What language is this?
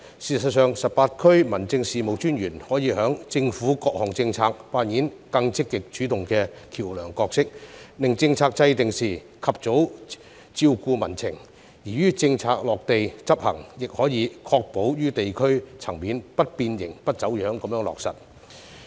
Cantonese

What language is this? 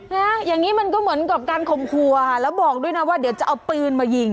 Thai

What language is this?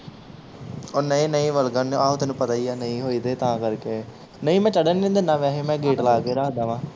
Punjabi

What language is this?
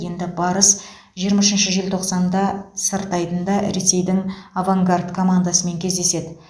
Kazakh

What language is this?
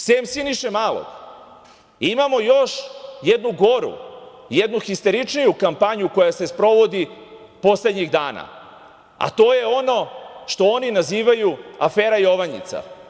Serbian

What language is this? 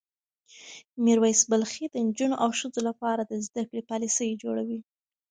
Pashto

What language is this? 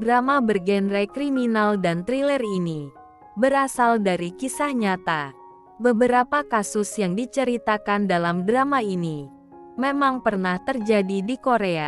Indonesian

